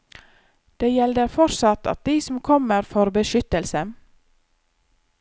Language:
Norwegian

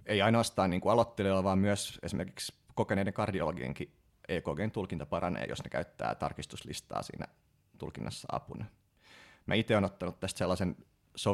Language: Finnish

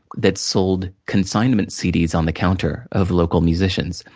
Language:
English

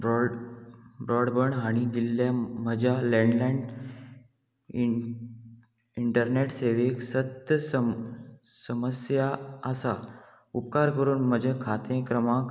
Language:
Konkani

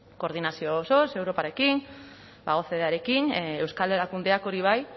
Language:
Basque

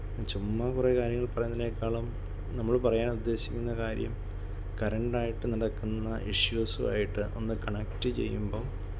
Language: Malayalam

